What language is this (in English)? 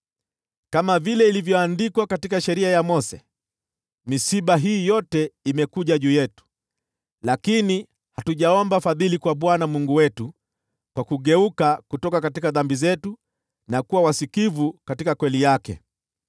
Swahili